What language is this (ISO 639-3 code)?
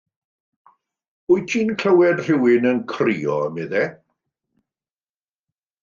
cym